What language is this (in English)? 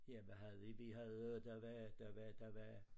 Danish